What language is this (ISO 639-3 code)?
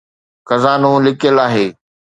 snd